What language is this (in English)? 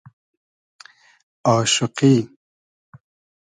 Hazaragi